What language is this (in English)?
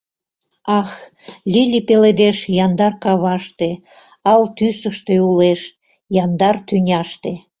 Mari